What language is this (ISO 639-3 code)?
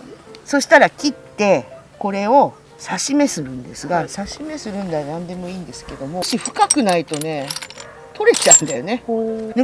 jpn